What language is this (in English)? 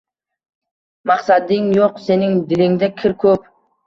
Uzbek